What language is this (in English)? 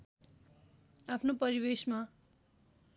Nepali